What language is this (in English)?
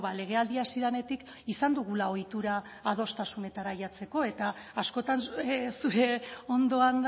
Basque